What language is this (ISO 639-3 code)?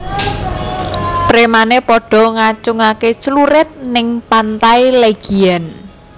jav